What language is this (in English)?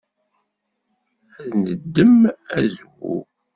Kabyle